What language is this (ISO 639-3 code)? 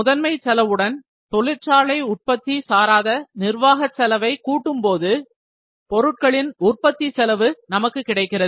tam